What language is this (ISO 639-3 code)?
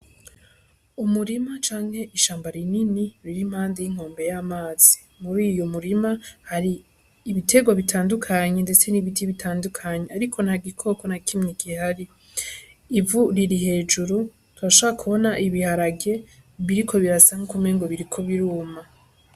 run